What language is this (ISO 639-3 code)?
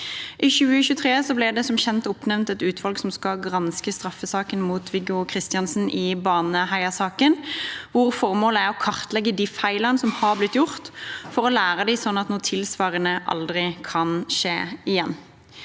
nor